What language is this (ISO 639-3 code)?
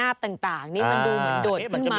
tha